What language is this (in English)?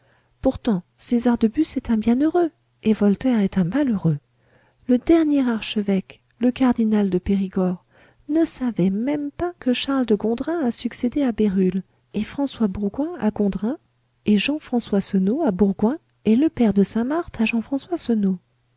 French